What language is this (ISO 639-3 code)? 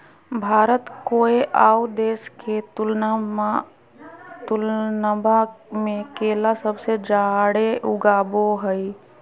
mag